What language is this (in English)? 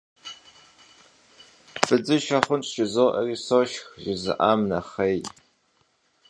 Kabardian